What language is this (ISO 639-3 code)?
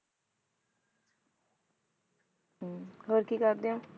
pan